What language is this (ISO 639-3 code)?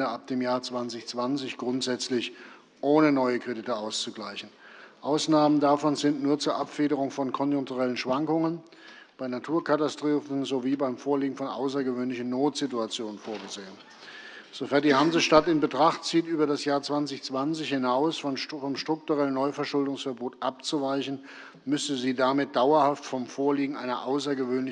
deu